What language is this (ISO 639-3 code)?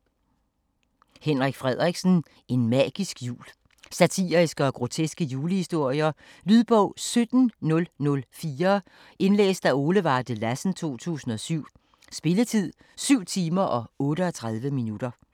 dan